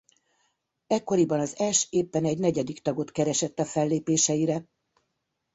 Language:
Hungarian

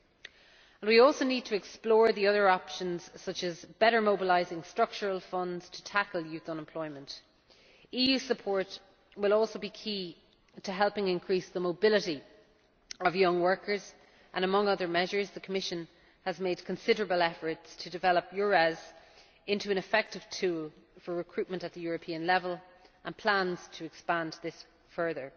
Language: English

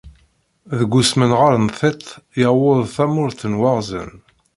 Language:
Kabyle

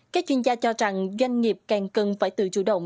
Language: Vietnamese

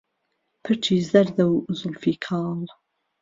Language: Central Kurdish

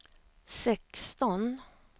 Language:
Swedish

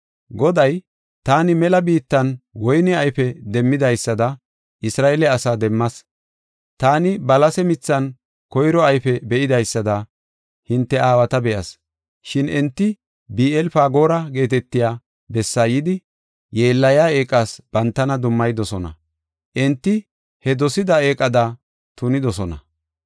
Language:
Gofa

